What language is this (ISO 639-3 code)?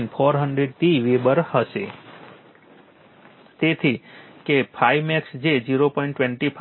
guj